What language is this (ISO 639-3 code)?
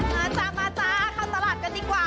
tha